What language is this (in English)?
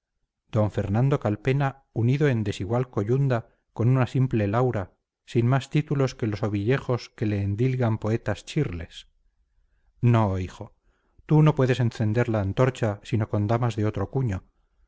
Spanish